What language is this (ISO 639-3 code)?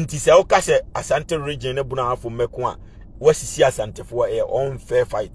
eng